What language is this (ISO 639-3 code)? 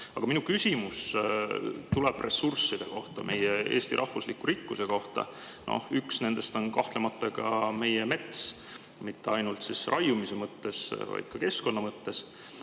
est